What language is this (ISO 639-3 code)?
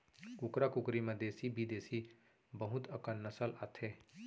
hne